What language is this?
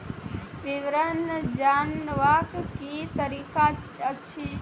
Maithili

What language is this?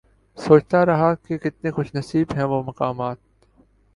Urdu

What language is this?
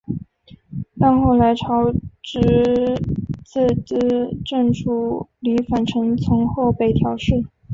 Chinese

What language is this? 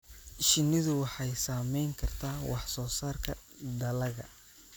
Somali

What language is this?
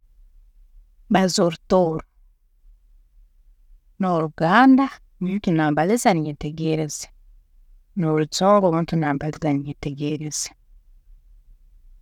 Tooro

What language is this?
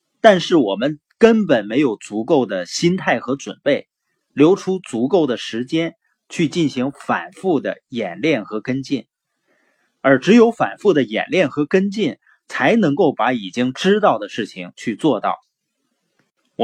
Chinese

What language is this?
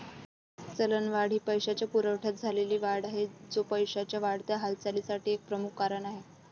Marathi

